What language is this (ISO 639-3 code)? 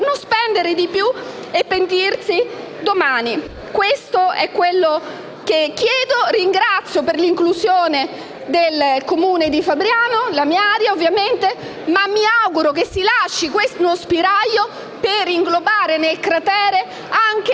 ita